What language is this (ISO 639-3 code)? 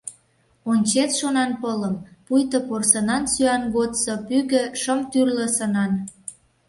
chm